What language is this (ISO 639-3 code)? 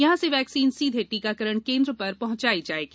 hin